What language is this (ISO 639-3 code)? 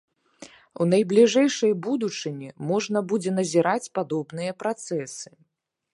bel